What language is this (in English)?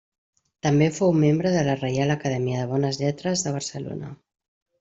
Catalan